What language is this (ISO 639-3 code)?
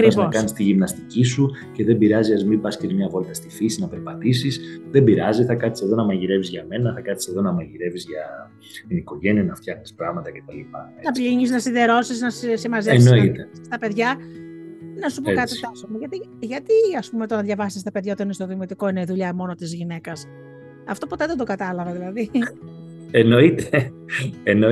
ell